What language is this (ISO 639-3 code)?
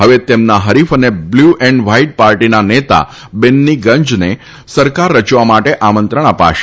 guj